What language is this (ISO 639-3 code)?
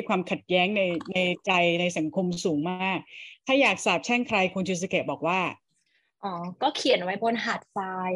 tha